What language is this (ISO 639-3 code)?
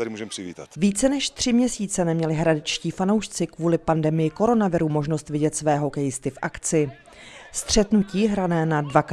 ces